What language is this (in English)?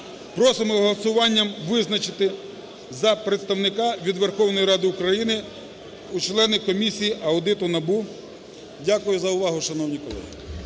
Ukrainian